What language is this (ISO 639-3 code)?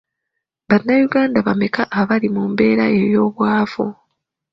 lug